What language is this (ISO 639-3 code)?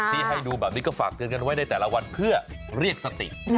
tha